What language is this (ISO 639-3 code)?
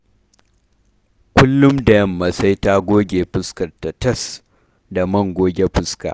hau